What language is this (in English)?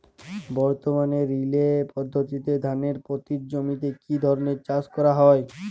Bangla